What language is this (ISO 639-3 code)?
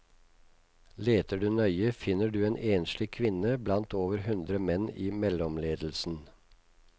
nor